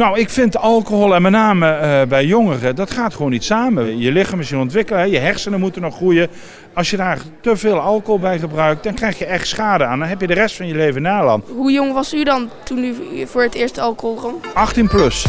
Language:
Dutch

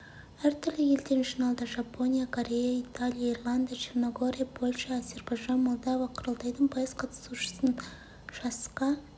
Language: Kazakh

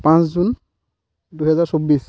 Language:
Assamese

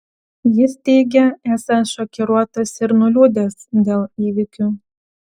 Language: Lithuanian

